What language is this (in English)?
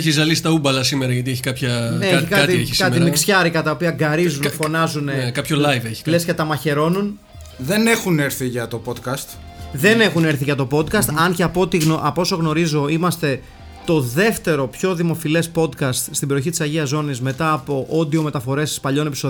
Greek